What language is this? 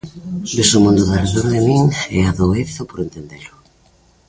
Galician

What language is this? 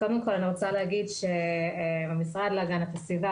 Hebrew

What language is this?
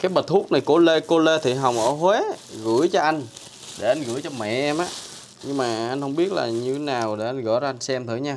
Vietnamese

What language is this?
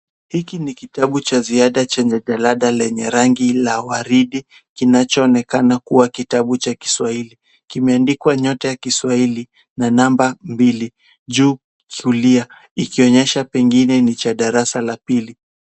Swahili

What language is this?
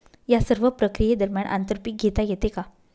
Marathi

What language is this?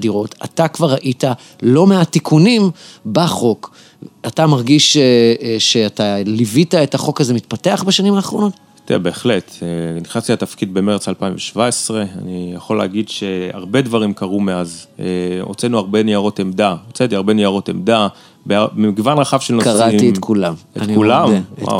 Hebrew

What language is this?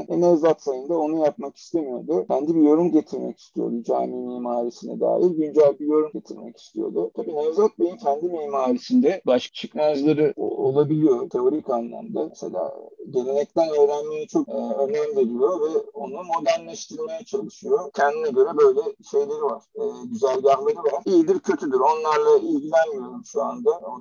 Turkish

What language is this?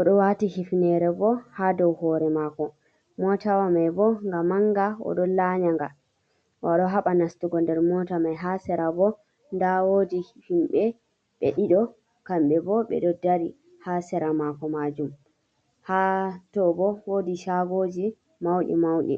Fula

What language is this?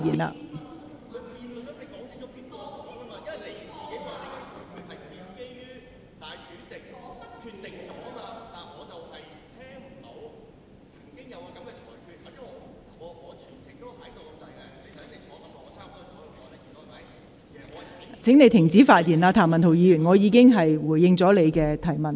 Cantonese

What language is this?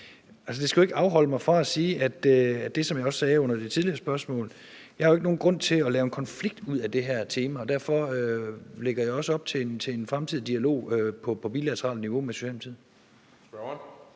Danish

